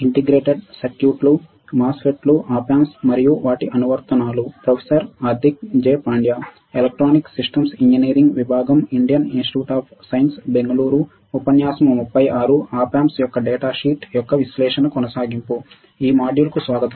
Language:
Telugu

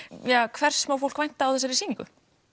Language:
Icelandic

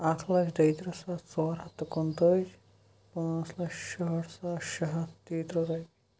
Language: Kashmiri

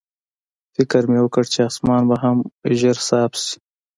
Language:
Pashto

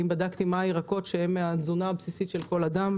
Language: Hebrew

